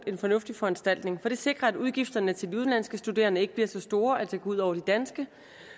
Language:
Danish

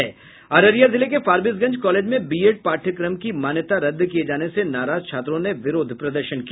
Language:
Hindi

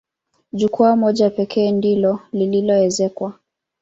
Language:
Swahili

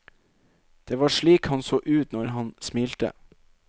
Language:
Norwegian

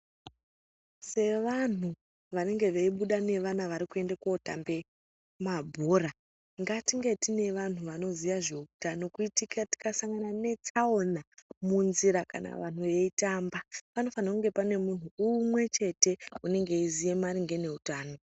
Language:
Ndau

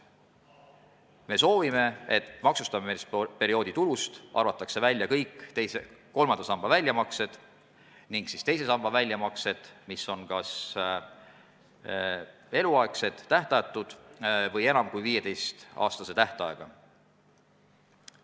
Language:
Estonian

